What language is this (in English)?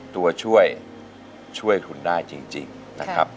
Thai